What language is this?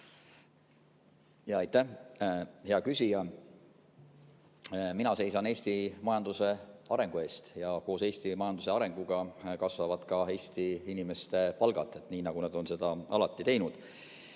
Estonian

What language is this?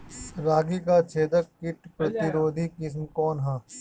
Bhojpuri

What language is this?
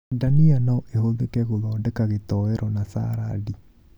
Kikuyu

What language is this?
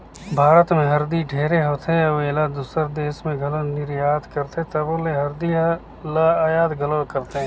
Chhattisgarhi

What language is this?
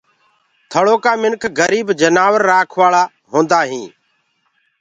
Gurgula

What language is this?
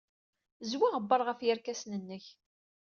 Kabyle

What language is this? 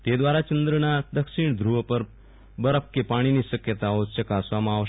Gujarati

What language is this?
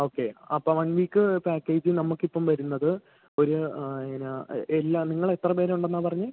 Malayalam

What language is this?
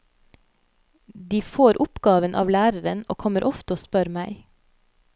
Norwegian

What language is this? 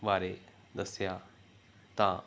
Punjabi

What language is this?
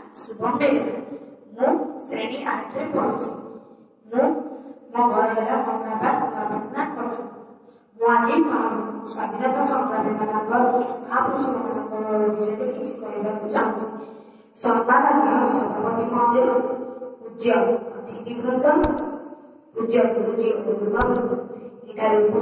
Turkish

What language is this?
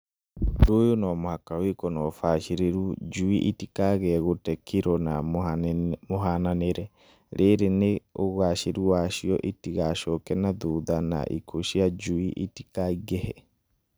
Kikuyu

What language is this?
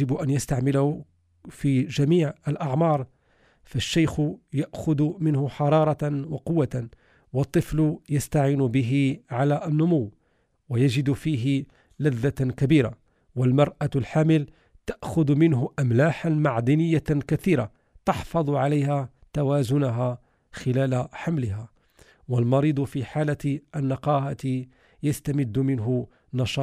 Arabic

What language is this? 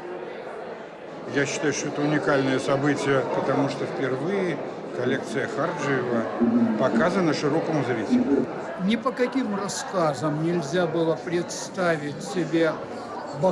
Russian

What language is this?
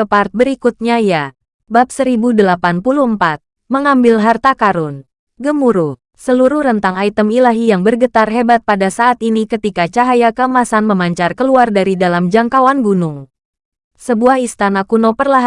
Indonesian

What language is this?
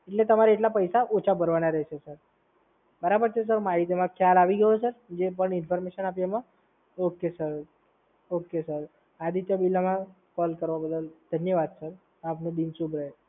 Gujarati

